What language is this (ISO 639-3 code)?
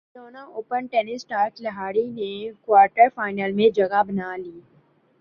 urd